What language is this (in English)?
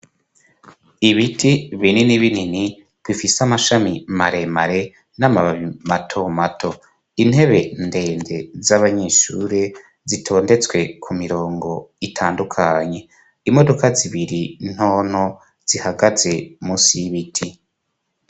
Rundi